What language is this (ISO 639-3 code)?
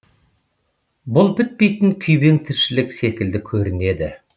kaz